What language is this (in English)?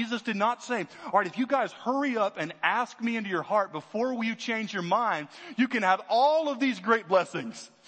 English